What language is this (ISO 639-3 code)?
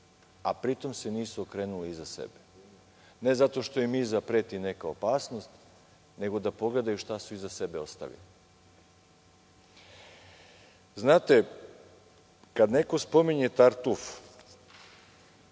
srp